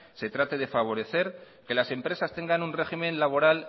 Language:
Spanish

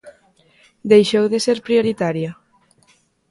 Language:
Galician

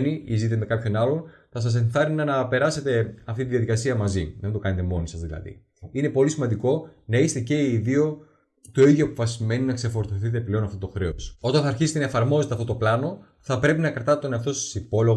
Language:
Greek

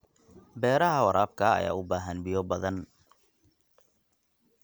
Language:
Somali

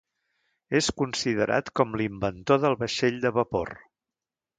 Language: Catalan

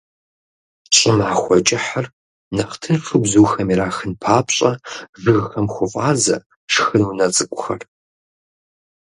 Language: Kabardian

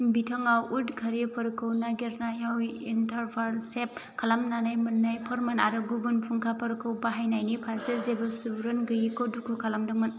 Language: Bodo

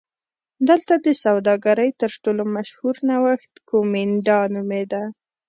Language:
Pashto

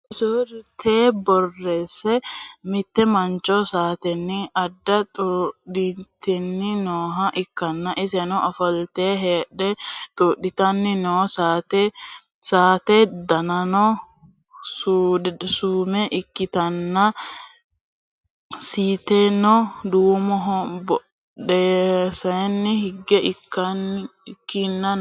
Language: Sidamo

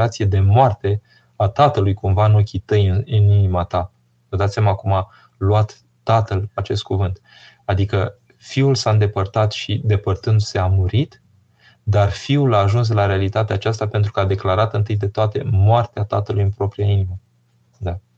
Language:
Romanian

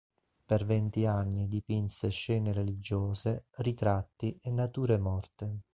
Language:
Italian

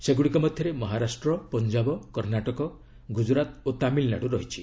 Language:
Odia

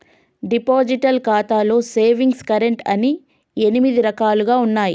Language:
Telugu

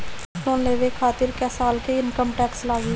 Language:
Bhojpuri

